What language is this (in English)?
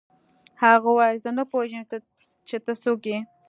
Pashto